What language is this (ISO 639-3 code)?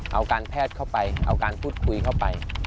tha